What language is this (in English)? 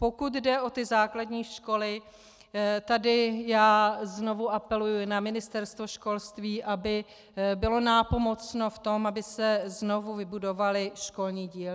Czech